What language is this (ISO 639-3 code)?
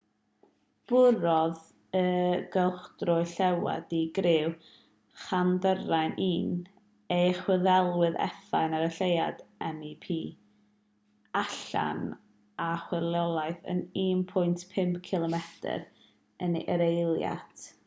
cym